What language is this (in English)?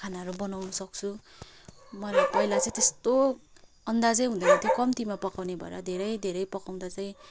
Nepali